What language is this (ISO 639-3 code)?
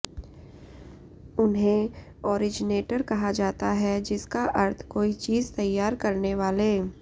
hin